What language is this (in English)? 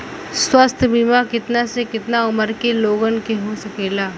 Bhojpuri